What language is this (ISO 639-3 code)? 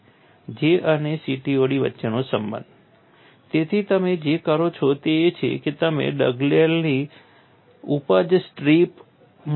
guj